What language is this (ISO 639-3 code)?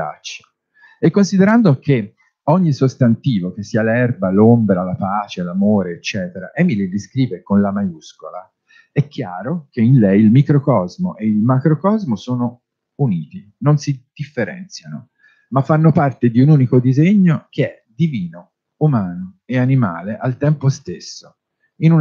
ita